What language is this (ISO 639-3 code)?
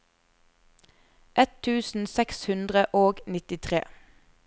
nor